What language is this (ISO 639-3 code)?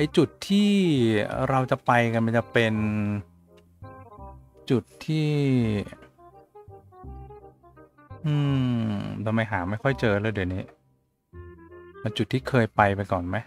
tha